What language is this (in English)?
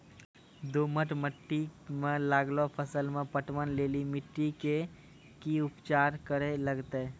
Maithili